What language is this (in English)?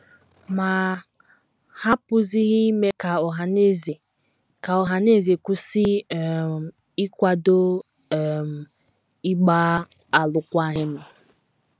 Igbo